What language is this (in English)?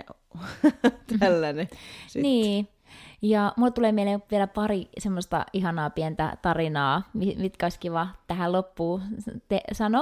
Finnish